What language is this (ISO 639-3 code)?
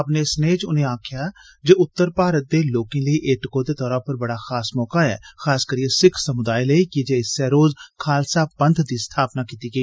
doi